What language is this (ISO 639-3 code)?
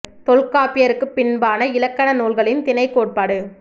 tam